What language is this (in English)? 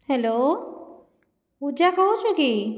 Odia